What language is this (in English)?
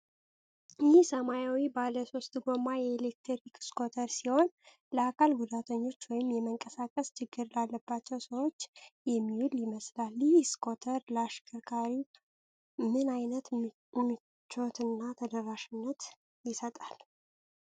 Amharic